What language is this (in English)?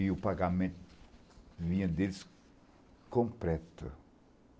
Portuguese